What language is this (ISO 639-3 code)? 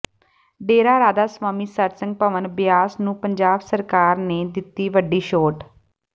pan